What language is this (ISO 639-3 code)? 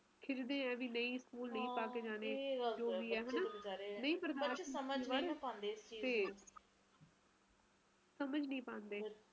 pan